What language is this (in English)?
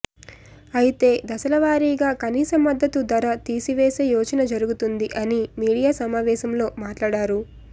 Telugu